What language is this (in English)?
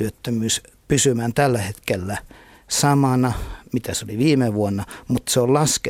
Finnish